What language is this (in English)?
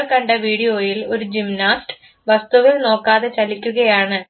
Malayalam